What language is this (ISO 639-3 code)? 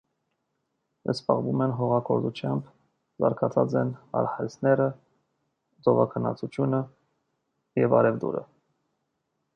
hye